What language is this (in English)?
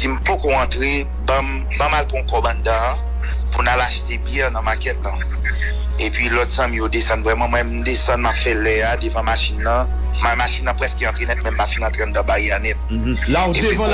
French